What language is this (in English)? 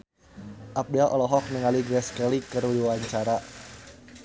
Sundanese